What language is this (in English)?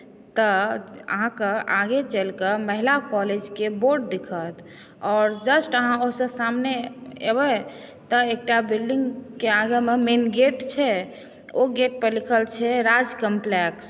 Maithili